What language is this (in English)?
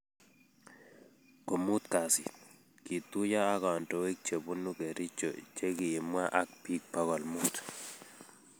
Kalenjin